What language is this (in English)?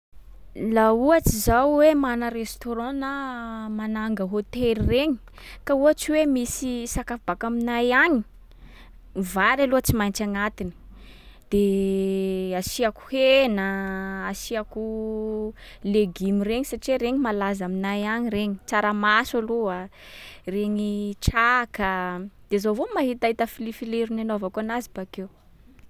Sakalava Malagasy